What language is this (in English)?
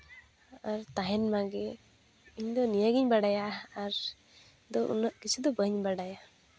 Santali